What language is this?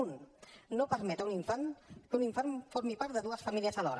Catalan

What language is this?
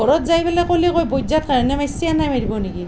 Assamese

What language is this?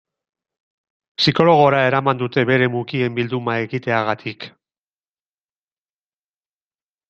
Basque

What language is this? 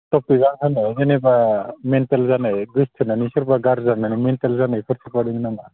Bodo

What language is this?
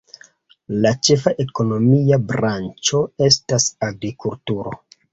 Esperanto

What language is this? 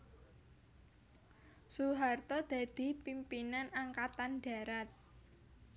Javanese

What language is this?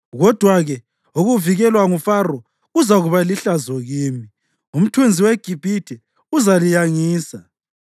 North Ndebele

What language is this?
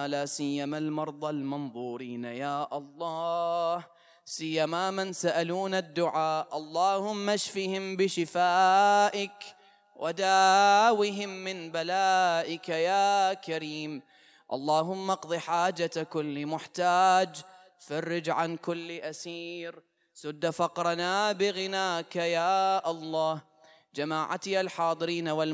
Arabic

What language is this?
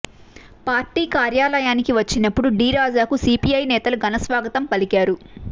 Telugu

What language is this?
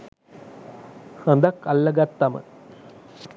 Sinhala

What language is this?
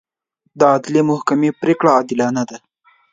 Pashto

